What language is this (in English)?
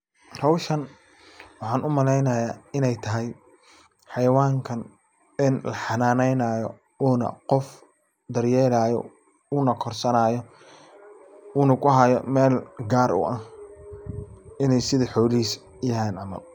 Somali